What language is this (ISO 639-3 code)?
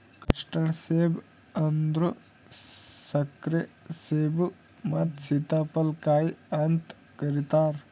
kan